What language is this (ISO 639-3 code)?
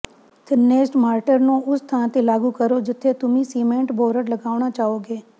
pan